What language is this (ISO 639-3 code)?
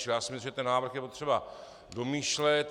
ces